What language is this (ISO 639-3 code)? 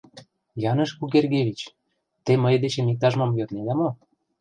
chm